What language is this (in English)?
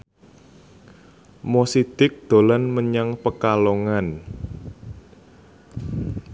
Javanese